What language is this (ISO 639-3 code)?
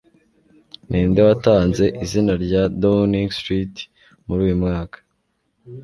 kin